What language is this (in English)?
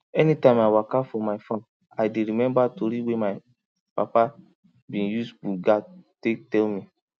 Nigerian Pidgin